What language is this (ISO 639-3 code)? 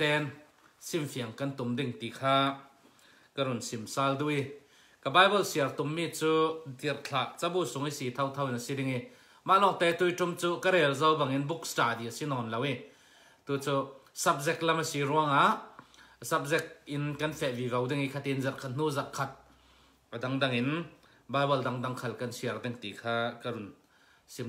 tha